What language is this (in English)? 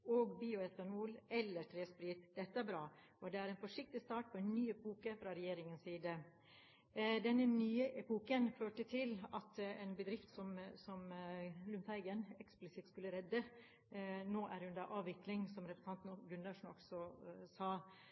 Norwegian Bokmål